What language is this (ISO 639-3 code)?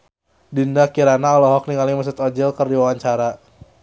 sun